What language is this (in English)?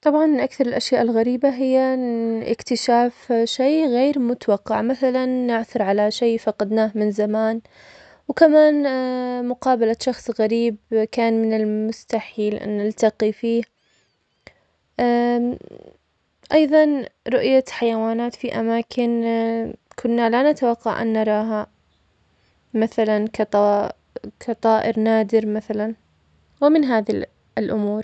Omani Arabic